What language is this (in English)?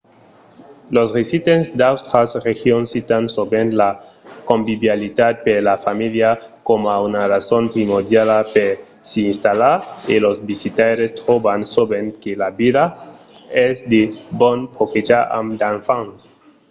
Occitan